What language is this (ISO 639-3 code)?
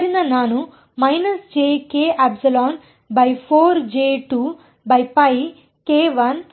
kan